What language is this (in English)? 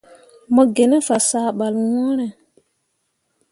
Mundang